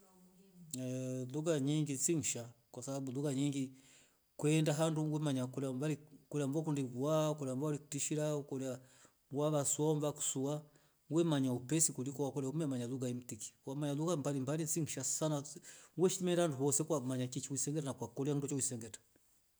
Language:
Rombo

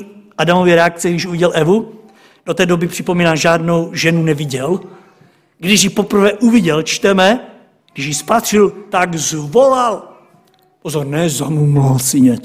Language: Czech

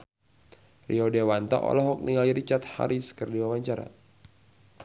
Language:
Sundanese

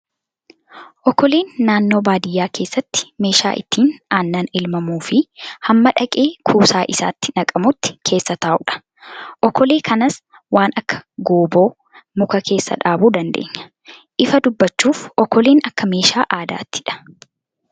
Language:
Oromo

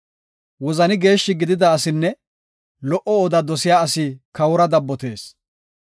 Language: Gofa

